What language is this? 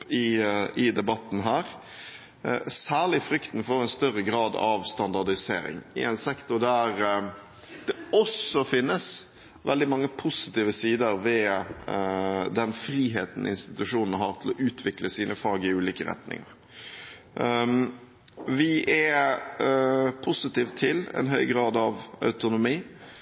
Norwegian Bokmål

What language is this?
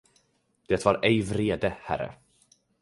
Swedish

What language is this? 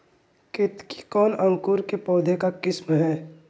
Magahi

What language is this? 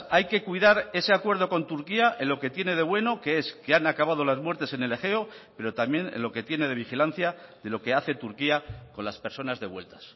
Spanish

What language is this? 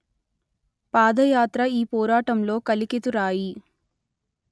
Telugu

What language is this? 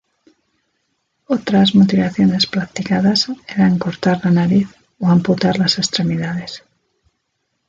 Spanish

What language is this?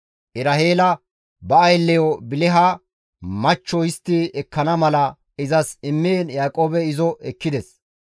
Gamo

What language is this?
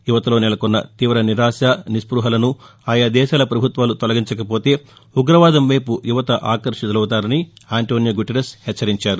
Telugu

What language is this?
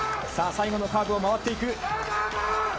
Japanese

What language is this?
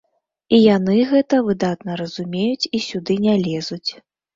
Belarusian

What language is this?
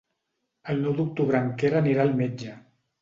Catalan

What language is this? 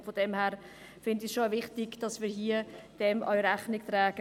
Swiss German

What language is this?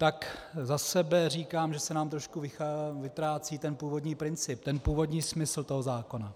Czech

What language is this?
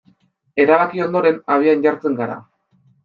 Basque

